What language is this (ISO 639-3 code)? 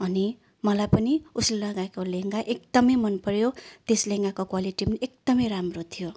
nep